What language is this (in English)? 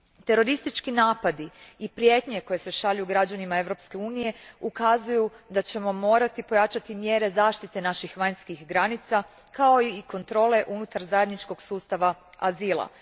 Croatian